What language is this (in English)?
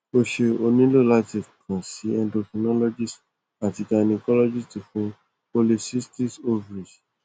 Yoruba